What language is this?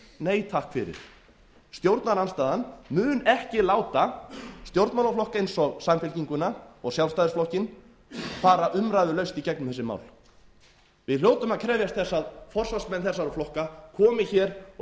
Icelandic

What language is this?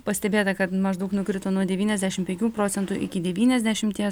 Lithuanian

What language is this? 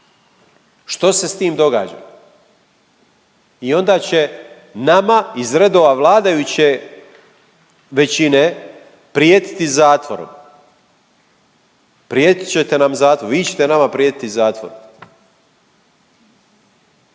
Croatian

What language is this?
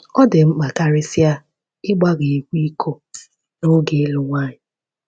Igbo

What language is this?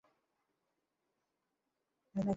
Bangla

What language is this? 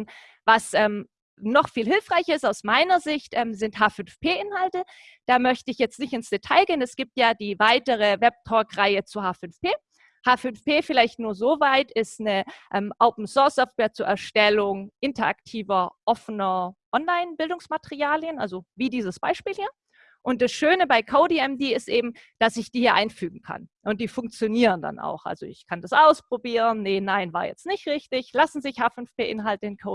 German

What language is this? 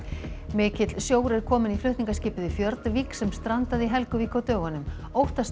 Icelandic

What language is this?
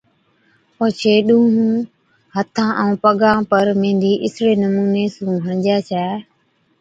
Od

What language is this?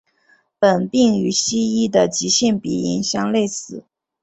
Chinese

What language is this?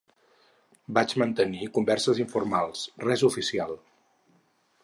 Catalan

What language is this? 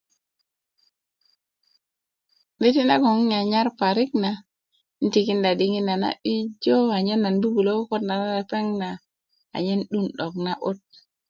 Kuku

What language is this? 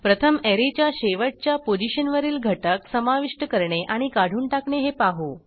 Marathi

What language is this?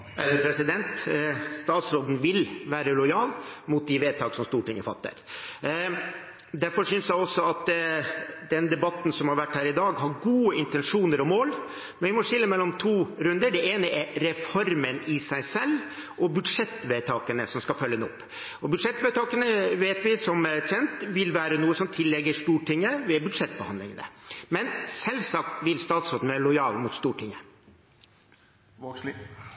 Norwegian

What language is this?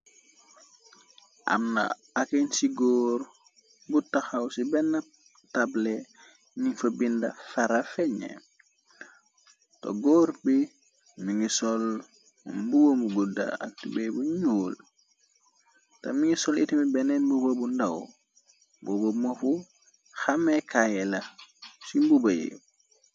Wolof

